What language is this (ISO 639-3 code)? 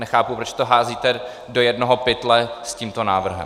ces